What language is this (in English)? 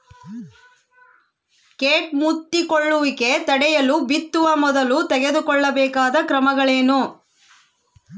Kannada